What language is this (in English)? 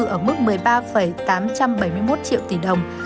Vietnamese